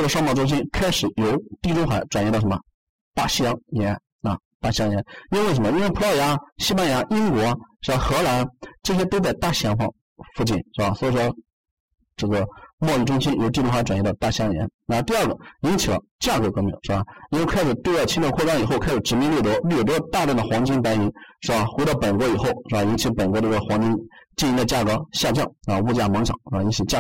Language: Chinese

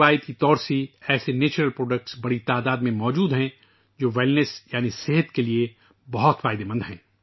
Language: Urdu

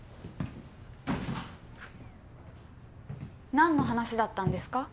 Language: Japanese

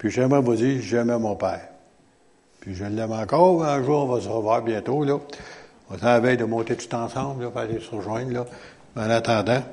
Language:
French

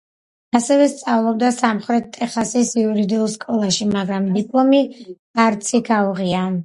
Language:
Georgian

